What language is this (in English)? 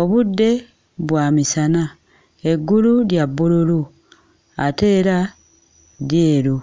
Ganda